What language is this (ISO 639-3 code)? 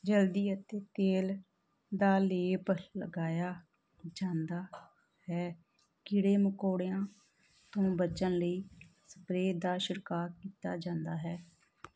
pan